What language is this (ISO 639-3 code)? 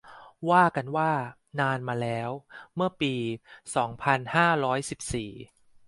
tha